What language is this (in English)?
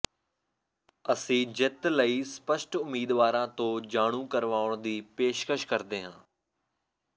Punjabi